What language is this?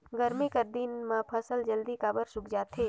Chhattisgarhi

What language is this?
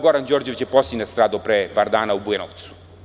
Serbian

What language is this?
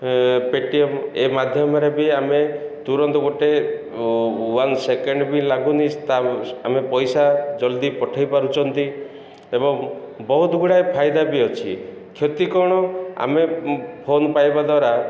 Odia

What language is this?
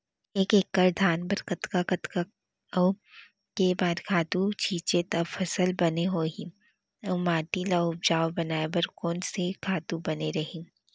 Chhattisgarhi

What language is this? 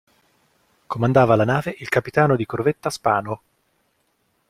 Italian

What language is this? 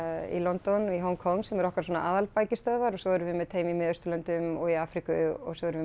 Icelandic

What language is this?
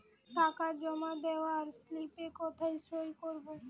Bangla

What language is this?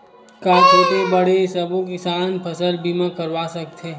Chhattisgarhi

